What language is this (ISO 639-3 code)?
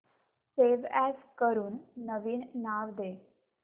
mar